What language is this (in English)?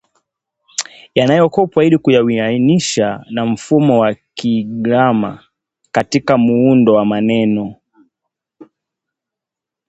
Swahili